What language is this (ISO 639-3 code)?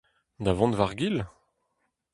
bre